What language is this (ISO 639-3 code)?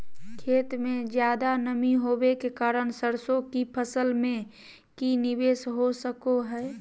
mag